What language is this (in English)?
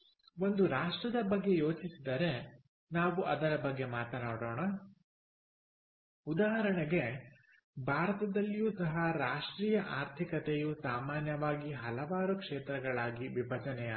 Kannada